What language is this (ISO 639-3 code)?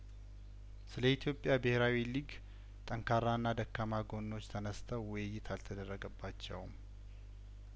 amh